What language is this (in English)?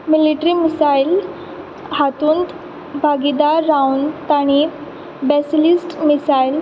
Konkani